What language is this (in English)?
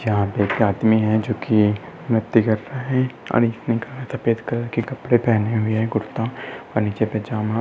Hindi